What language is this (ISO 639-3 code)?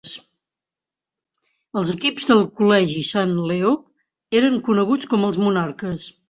cat